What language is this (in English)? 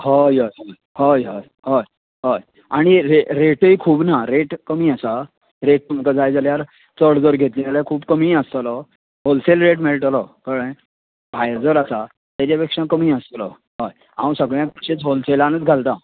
Konkani